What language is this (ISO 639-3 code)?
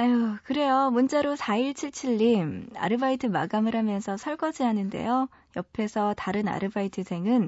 kor